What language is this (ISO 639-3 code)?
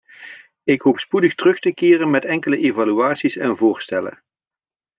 nld